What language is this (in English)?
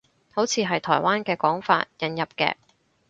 Cantonese